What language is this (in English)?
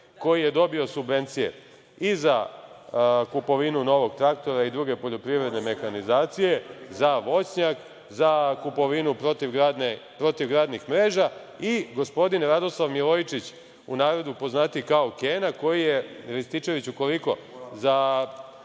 Serbian